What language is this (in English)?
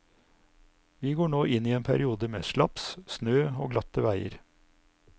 Norwegian